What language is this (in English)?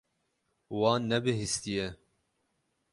Kurdish